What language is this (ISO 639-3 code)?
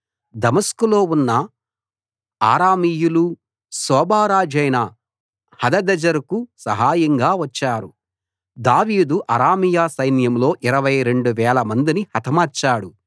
tel